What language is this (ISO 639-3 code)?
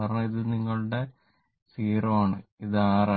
mal